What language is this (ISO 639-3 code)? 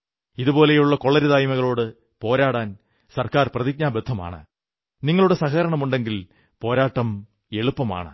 mal